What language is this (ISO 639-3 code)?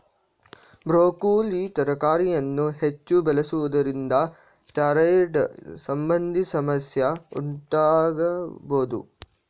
kan